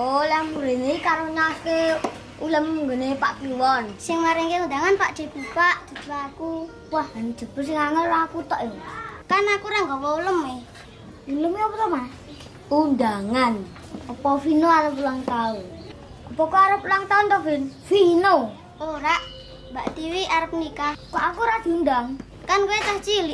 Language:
Indonesian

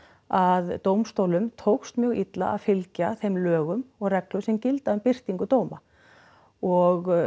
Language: Icelandic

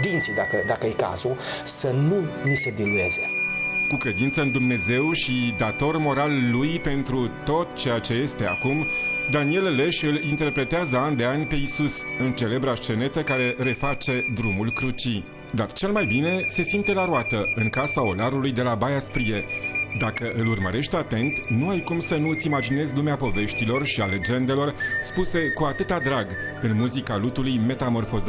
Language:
Romanian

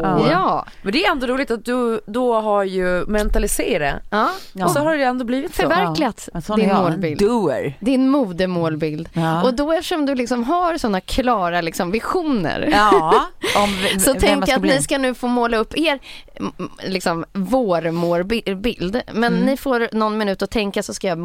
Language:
Swedish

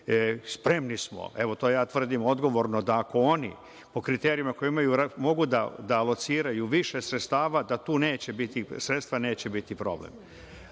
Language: Serbian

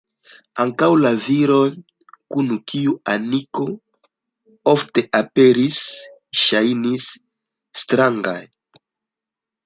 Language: Esperanto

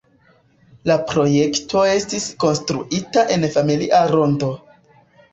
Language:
Esperanto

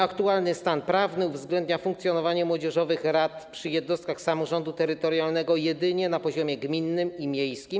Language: Polish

